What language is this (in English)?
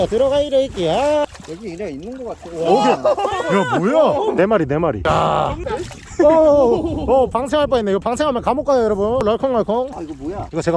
Korean